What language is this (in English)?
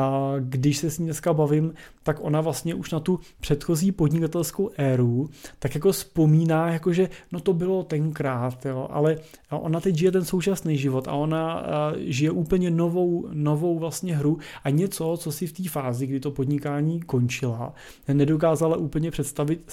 Czech